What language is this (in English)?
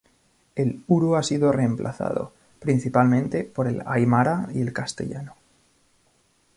Spanish